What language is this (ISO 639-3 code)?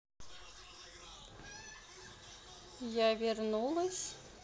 rus